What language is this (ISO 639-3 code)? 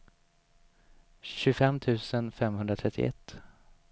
swe